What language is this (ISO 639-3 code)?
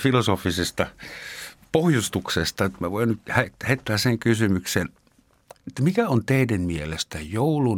fin